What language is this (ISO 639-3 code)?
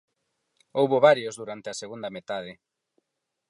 glg